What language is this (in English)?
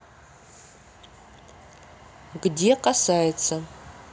Russian